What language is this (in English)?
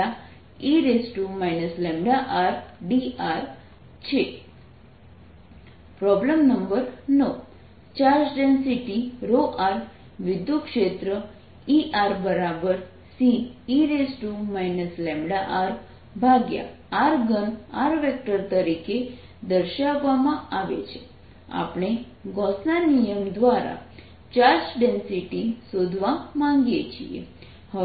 Gujarati